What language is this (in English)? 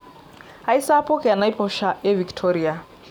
Masai